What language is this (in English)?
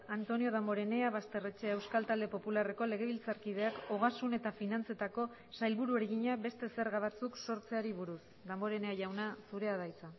Basque